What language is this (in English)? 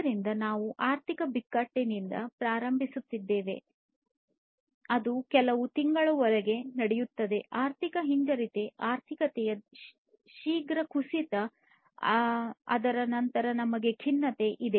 Kannada